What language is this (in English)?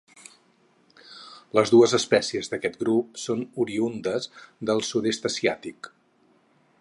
Catalan